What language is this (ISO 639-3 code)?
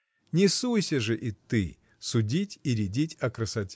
rus